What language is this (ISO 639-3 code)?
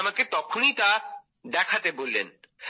ben